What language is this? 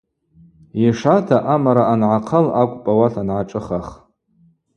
Abaza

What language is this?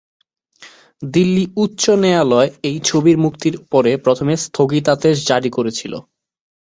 Bangla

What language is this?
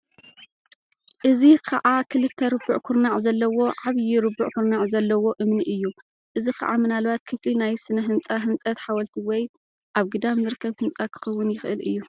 Tigrinya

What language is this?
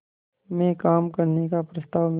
Hindi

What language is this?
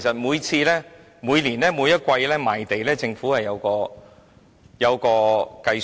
Cantonese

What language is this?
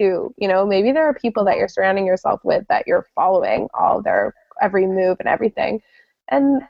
English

